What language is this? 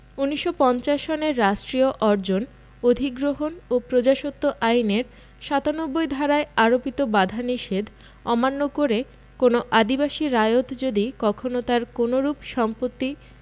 Bangla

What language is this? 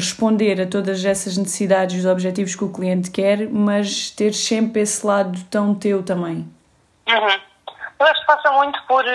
Portuguese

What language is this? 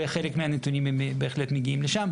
Hebrew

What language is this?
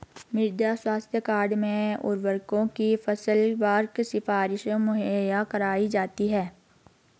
Hindi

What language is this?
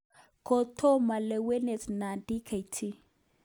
Kalenjin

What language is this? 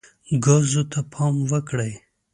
Pashto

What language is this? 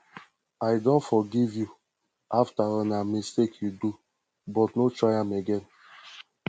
Nigerian Pidgin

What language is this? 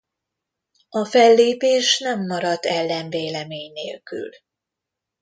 Hungarian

